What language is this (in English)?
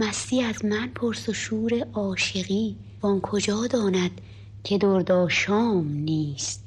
Persian